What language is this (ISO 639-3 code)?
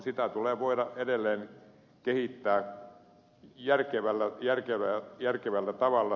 fin